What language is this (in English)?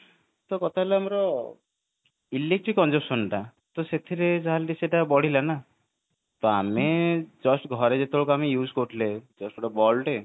Odia